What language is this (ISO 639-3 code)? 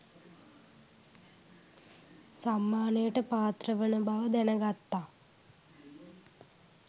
sin